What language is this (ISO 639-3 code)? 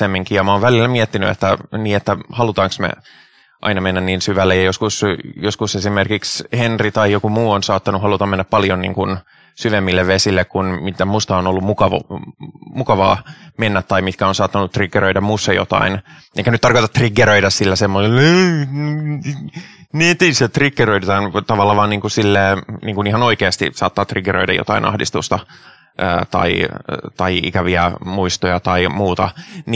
fin